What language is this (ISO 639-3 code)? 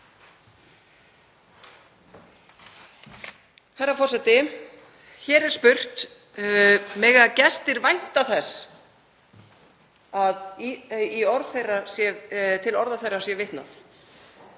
isl